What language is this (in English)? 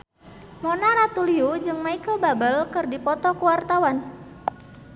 Sundanese